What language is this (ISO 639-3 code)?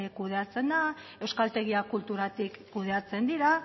eus